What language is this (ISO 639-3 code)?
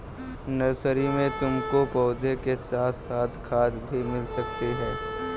hin